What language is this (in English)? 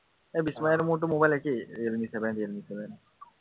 Assamese